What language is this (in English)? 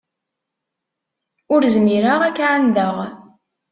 Kabyle